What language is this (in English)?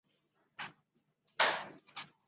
Chinese